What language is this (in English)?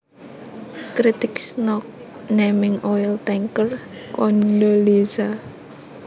Javanese